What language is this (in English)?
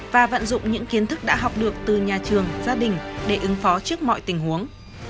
Vietnamese